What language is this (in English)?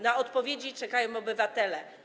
Polish